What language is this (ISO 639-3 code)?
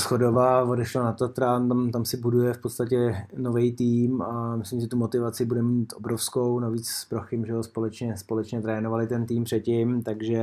ces